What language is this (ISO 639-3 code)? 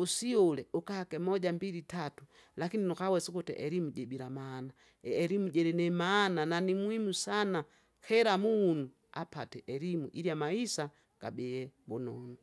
zga